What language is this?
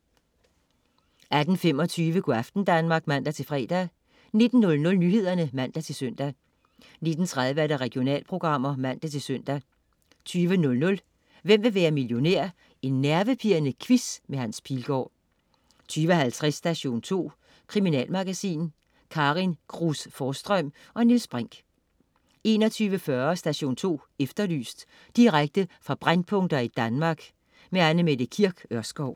Danish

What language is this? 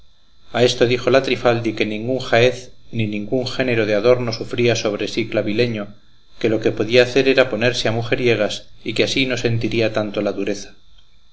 Spanish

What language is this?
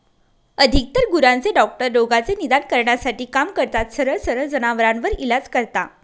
Marathi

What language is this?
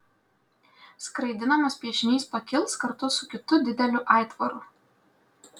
Lithuanian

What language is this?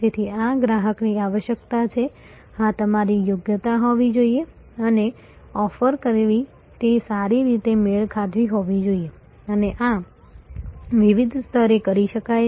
Gujarati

